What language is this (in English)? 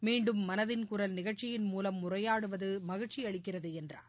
Tamil